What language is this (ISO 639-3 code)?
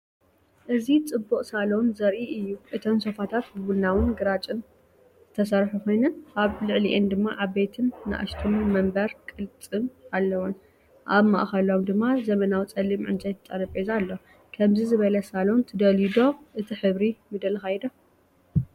tir